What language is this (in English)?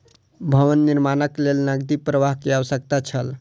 Maithili